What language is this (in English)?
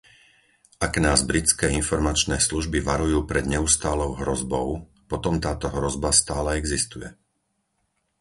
Slovak